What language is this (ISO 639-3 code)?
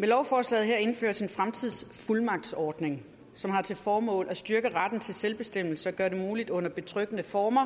dan